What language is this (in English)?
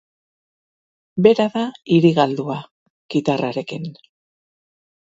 Basque